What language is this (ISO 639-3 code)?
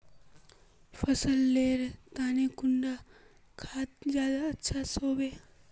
mag